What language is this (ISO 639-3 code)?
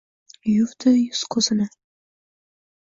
uzb